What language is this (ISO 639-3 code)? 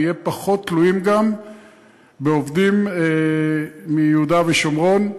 heb